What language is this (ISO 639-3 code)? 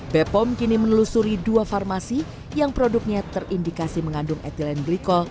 ind